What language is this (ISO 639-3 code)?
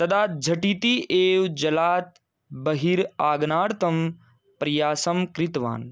san